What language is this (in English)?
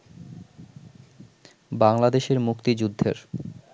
Bangla